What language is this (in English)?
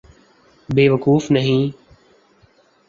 Urdu